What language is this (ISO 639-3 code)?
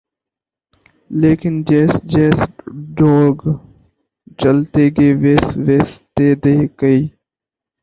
urd